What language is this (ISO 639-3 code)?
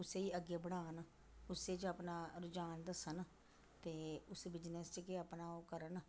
doi